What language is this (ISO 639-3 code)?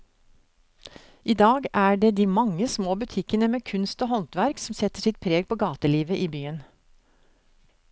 nor